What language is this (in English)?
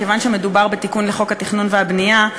Hebrew